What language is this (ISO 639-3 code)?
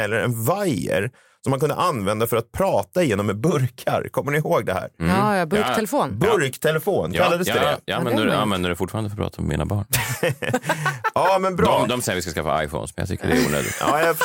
swe